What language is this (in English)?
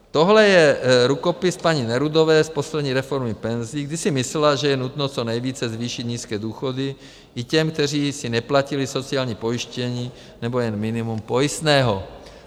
Czech